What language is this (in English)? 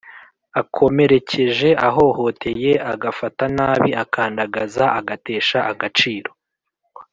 Kinyarwanda